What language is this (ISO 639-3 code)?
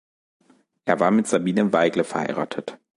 deu